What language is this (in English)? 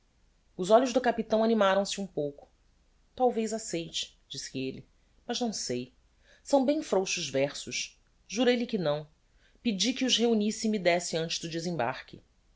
Portuguese